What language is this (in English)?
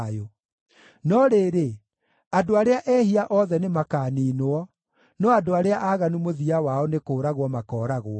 Kikuyu